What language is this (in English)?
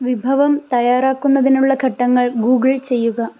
Malayalam